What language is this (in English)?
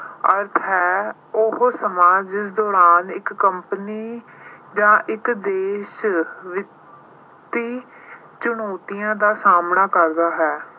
Punjabi